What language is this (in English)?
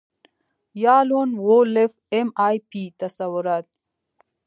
Pashto